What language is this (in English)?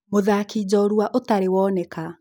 Kikuyu